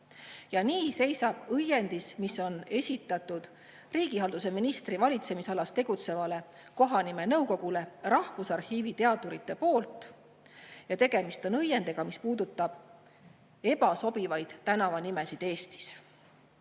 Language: Estonian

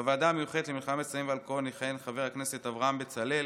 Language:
Hebrew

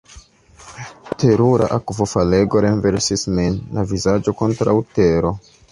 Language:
Esperanto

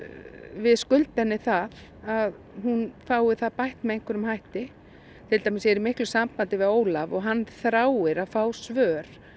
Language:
Icelandic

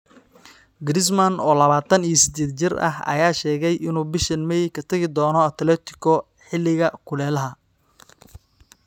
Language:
Somali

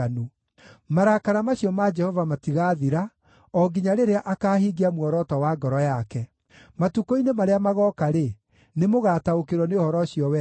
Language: Kikuyu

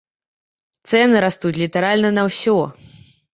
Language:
Belarusian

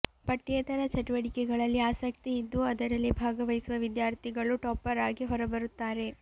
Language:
Kannada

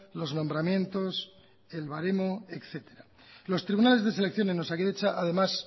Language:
Spanish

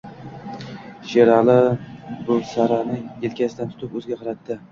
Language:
Uzbek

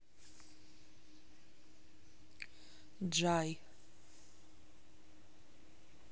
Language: Russian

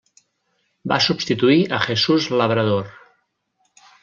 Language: Catalan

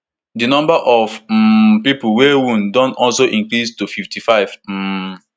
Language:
Nigerian Pidgin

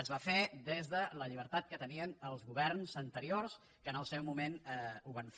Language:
Catalan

